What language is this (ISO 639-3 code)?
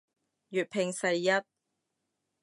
yue